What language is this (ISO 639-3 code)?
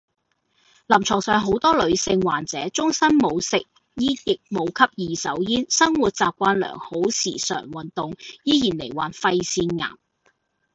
yue